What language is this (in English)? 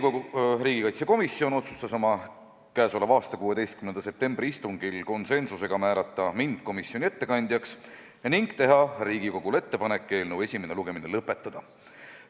Estonian